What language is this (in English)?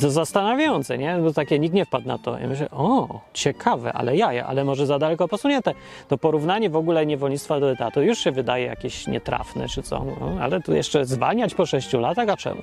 Polish